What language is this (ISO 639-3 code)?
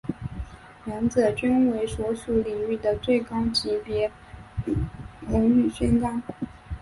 zho